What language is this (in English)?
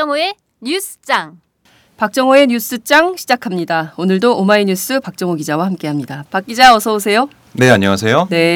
Korean